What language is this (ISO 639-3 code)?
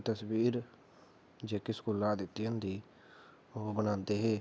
doi